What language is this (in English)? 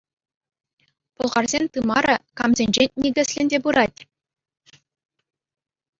Chuvash